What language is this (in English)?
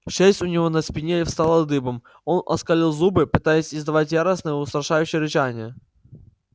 Russian